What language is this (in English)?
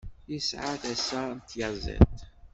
Kabyle